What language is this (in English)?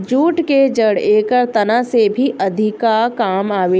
Bhojpuri